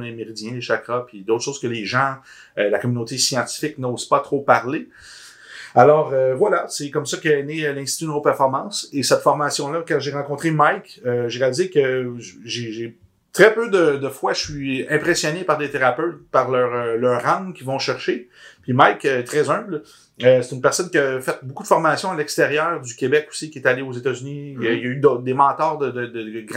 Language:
French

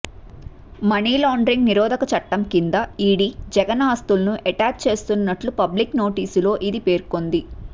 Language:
Telugu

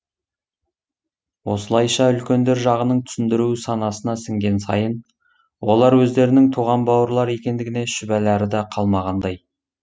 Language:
Kazakh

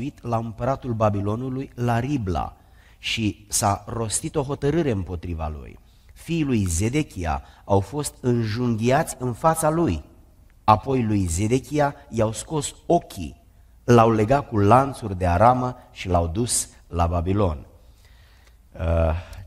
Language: Romanian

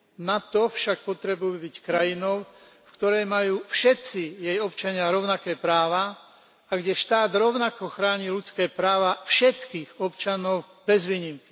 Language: Slovak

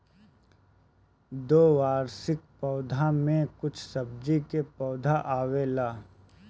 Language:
Bhojpuri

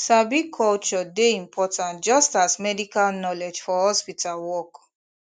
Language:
Nigerian Pidgin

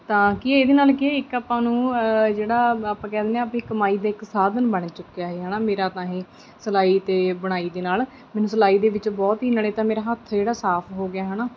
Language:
Punjabi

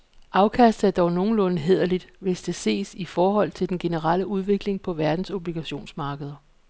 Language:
Danish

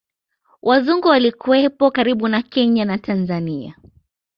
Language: Swahili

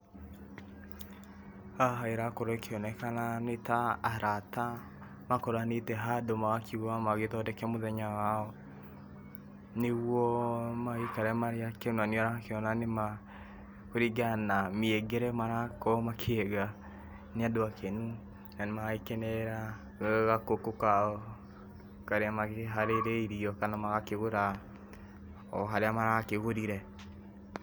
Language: Kikuyu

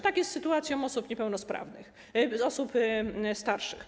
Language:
Polish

